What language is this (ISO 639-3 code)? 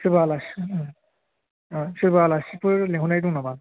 brx